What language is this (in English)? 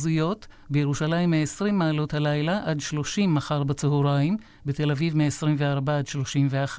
Hebrew